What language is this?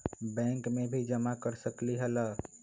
Magahi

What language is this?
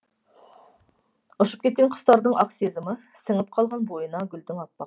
Kazakh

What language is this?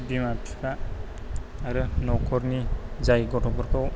Bodo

